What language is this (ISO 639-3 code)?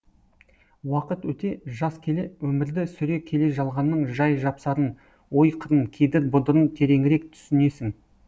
kaz